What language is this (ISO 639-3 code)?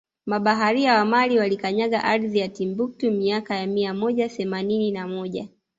swa